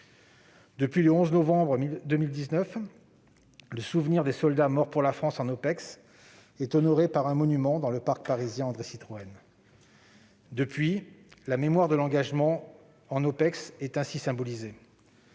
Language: French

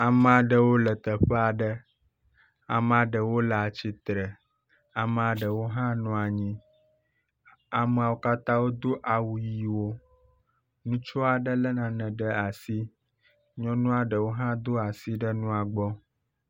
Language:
Ewe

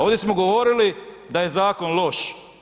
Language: Croatian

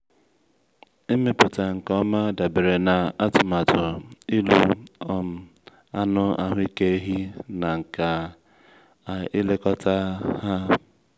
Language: Igbo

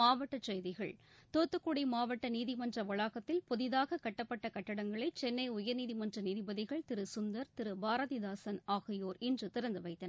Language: Tamil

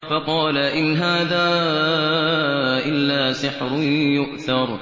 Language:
Arabic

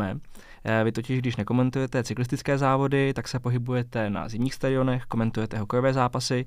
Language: Czech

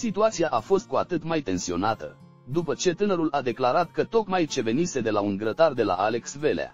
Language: Romanian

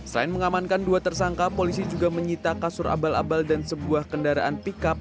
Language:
Indonesian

